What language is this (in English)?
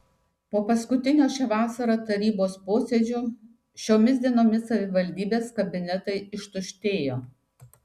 Lithuanian